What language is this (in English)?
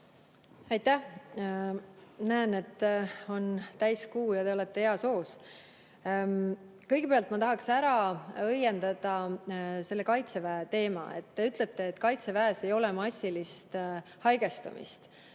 Estonian